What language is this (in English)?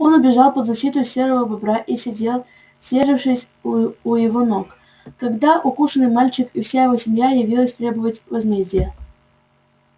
Russian